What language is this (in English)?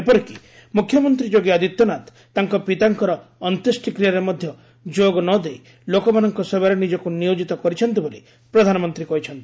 Odia